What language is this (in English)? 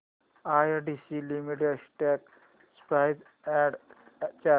Marathi